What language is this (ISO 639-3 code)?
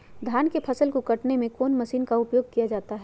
mag